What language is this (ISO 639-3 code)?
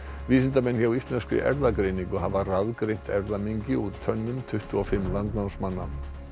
isl